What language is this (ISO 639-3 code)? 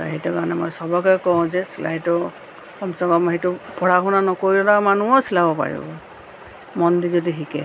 asm